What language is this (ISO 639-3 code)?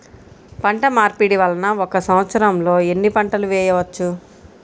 tel